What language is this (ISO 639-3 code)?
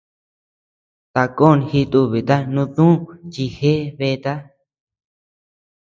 cux